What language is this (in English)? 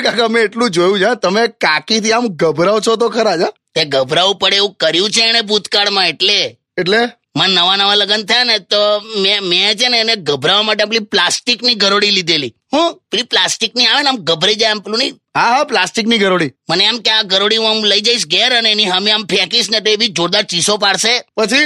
Hindi